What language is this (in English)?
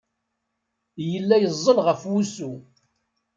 Kabyle